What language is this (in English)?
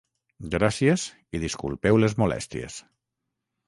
Catalan